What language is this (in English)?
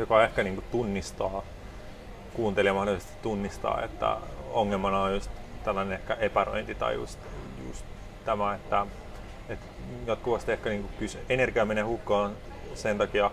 Finnish